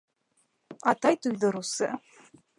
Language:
Bashkir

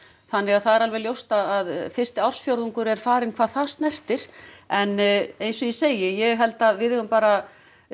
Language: Icelandic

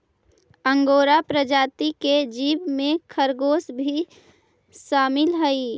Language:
Magahi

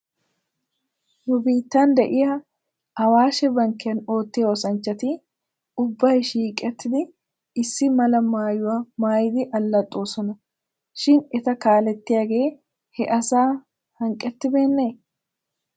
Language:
Wolaytta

